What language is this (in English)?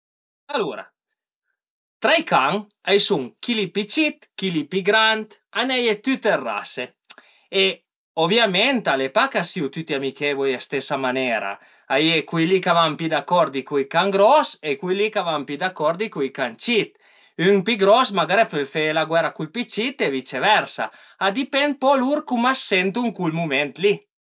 Piedmontese